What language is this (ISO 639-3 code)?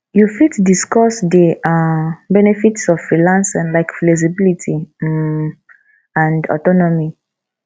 pcm